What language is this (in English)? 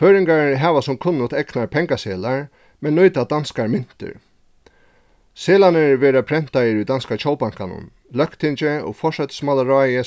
Faroese